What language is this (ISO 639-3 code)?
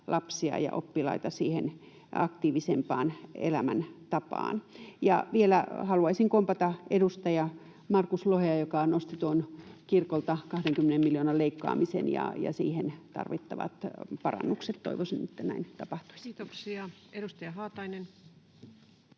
fin